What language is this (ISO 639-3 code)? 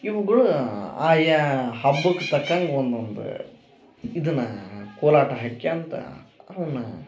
kan